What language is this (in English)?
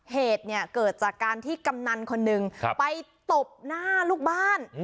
Thai